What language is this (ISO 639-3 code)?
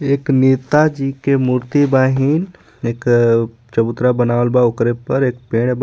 bho